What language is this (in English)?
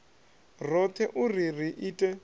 Venda